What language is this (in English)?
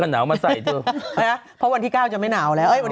Thai